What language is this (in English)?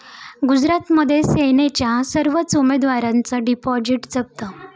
Marathi